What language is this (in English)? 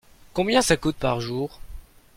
French